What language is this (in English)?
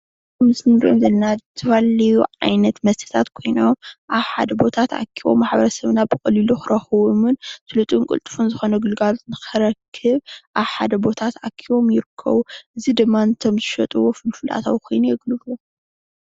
Tigrinya